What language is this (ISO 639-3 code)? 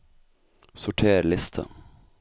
nor